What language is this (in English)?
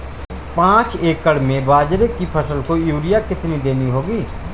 Hindi